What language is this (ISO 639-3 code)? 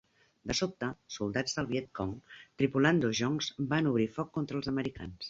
cat